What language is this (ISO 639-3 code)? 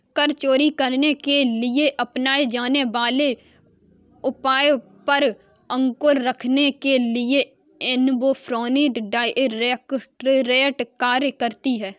hin